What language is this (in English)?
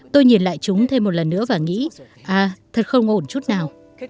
Vietnamese